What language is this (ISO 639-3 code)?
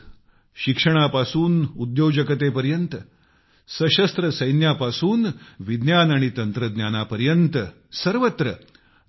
mar